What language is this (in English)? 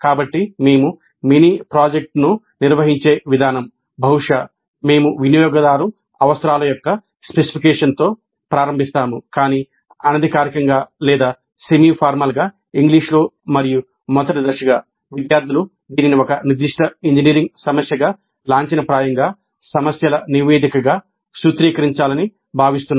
Telugu